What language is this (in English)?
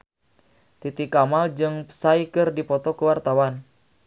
Sundanese